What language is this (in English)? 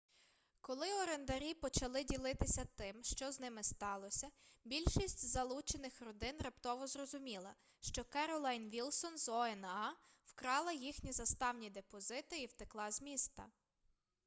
Ukrainian